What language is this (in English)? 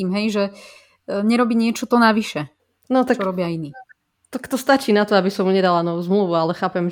Slovak